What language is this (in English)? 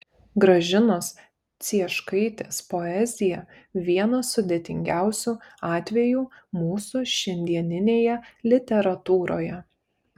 Lithuanian